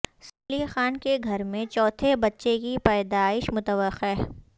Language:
Urdu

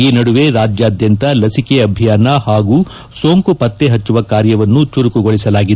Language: Kannada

